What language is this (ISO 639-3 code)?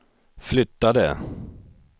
swe